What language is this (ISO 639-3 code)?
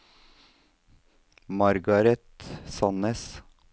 nor